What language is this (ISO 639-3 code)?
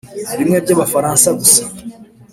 kin